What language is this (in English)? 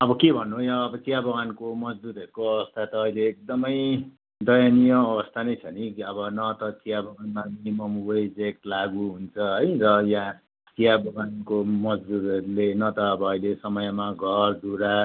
Nepali